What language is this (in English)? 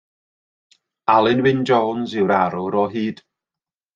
Welsh